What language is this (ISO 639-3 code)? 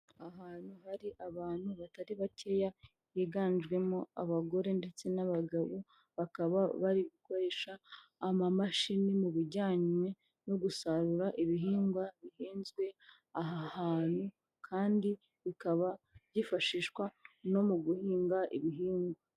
kin